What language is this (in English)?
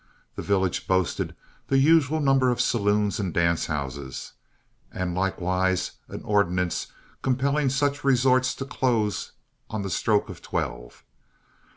English